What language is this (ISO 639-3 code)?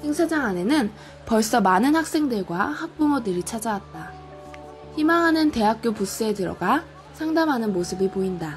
kor